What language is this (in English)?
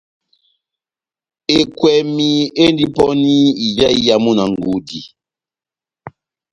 Batanga